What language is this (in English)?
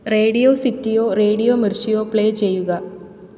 Malayalam